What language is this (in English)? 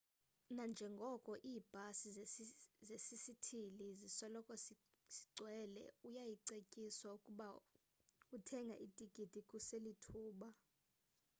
Xhosa